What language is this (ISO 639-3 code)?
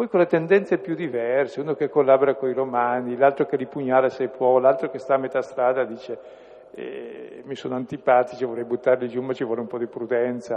ita